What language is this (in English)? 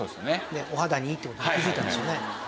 Japanese